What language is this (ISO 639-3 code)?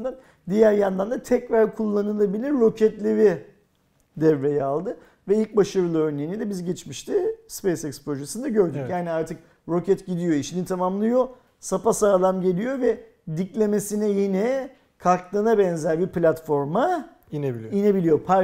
tur